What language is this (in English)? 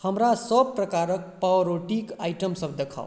Maithili